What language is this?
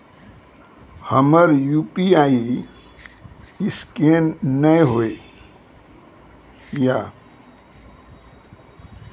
Maithili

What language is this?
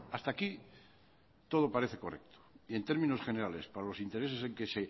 Spanish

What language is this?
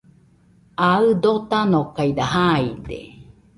Nüpode Huitoto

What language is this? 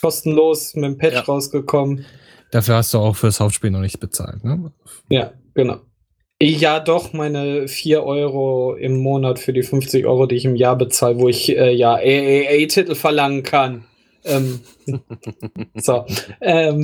German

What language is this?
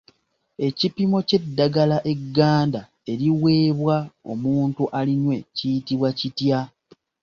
Ganda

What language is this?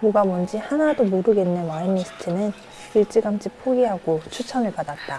Korean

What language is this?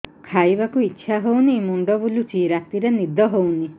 Odia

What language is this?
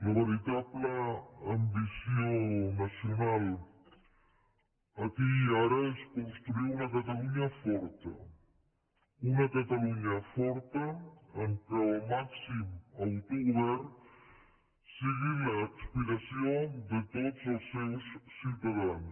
Catalan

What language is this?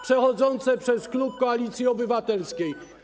Polish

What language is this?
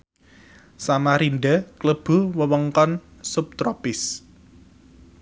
Javanese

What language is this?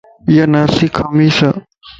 Lasi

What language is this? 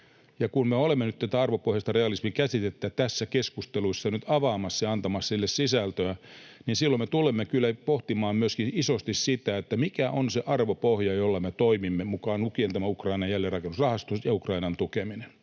Finnish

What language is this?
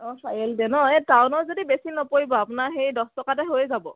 Assamese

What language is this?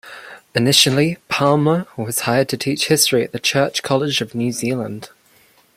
English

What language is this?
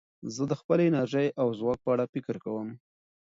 Pashto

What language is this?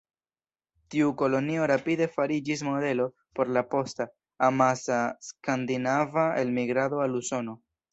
Esperanto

